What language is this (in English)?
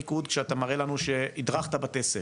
Hebrew